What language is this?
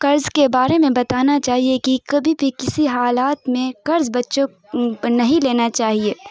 Urdu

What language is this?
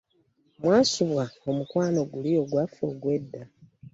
Ganda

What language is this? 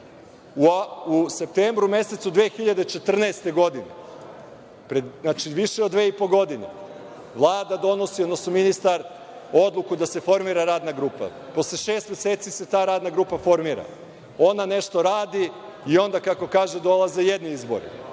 Serbian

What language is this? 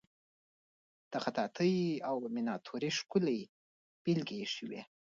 Pashto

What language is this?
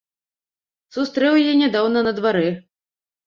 Belarusian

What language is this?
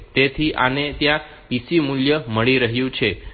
Gujarati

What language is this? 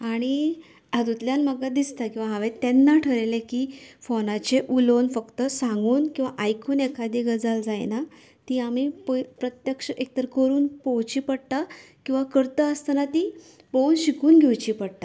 Konkani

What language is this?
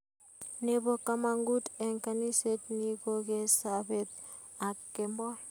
Kalenjin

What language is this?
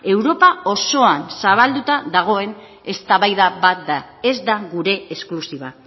Basque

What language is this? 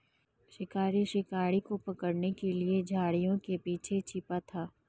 Hindi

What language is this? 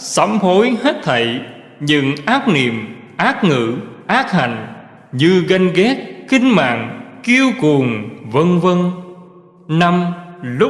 Vietnamese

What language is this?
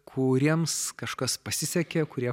Lithuanian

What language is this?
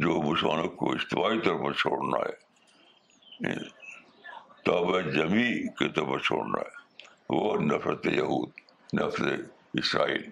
Urdu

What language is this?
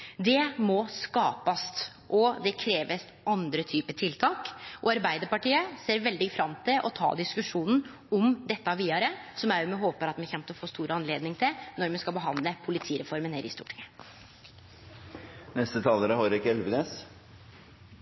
Norwegian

